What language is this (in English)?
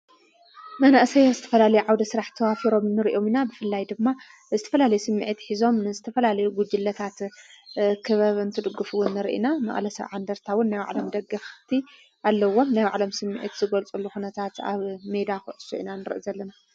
Tigrinya